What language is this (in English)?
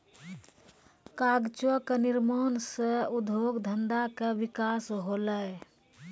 Maithili